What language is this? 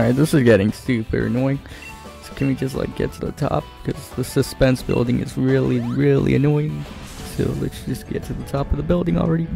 English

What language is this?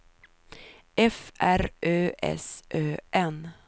Swedish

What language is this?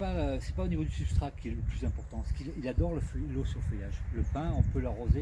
French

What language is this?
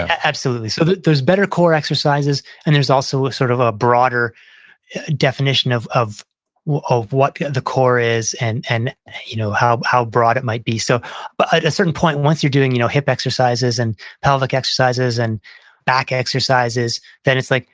English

